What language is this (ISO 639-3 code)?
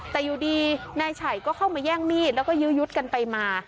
tha